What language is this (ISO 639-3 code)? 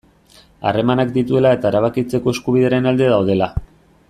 eus